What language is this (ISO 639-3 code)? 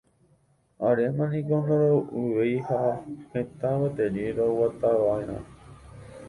grn